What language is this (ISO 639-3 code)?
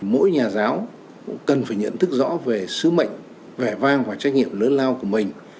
vie